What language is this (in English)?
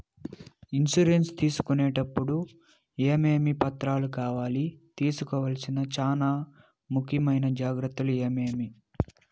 Telugu